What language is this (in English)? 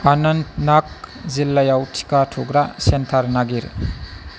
Bodo